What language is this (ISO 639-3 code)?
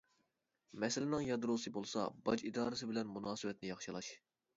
uig